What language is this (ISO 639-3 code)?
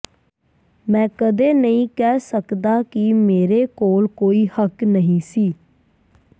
pan